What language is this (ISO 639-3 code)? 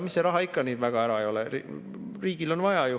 est